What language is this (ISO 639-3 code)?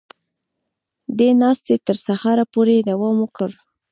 pus